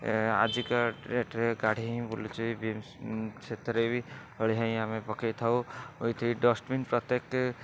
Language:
Odia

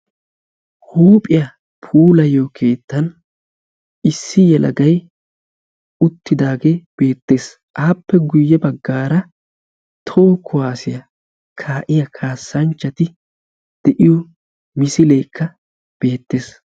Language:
Wolaytta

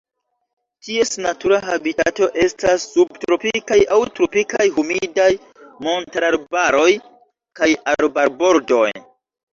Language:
Esperanto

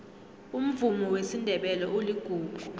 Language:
South Ndebele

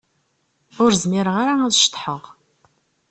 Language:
Kabyle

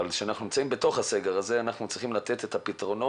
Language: Hebrew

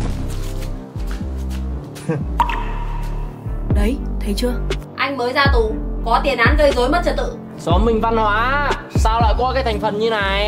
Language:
Vietnamese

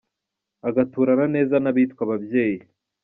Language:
Kinyarwanda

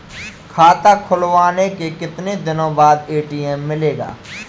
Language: Hindi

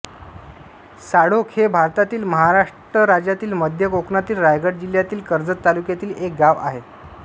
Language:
Marathi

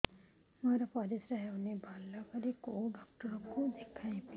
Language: Odia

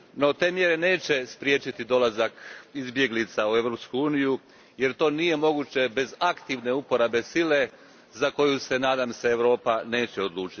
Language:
Croatian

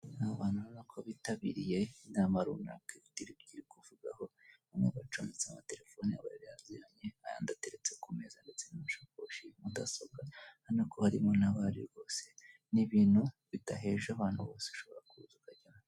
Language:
Kinyarwanda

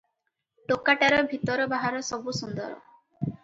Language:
Odia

